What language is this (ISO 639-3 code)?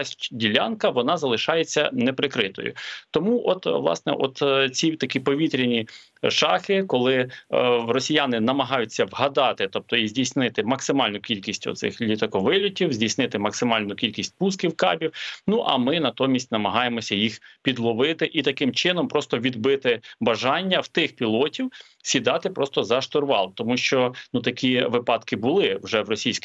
ukr